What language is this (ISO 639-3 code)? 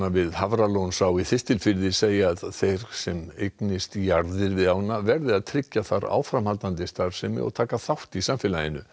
isl